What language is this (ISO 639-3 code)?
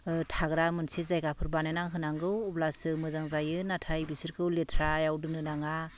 brx